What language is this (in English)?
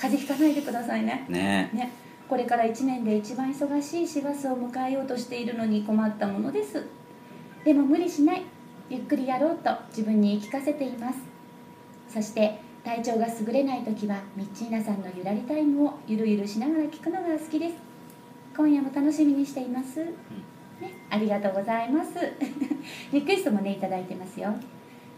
Japanese